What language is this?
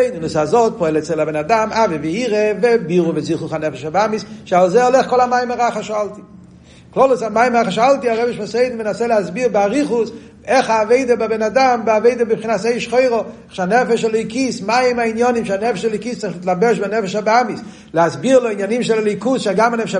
Hebrew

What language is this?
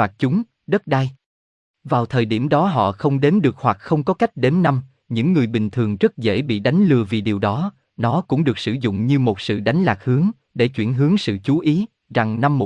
Vietnamese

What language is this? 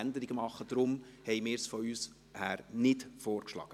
Swiss German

